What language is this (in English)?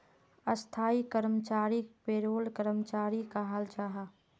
Magahi